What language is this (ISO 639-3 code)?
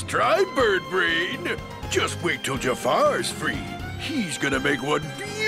spa